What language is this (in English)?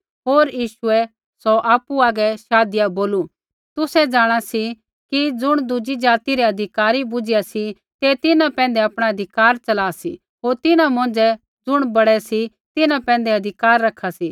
Kullu Pahari